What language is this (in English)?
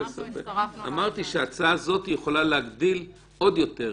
Hebrew